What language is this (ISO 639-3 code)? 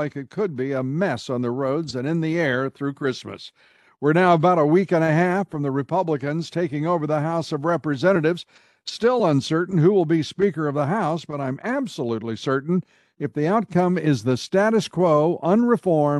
eng